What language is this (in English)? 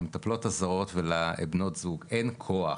Hebrew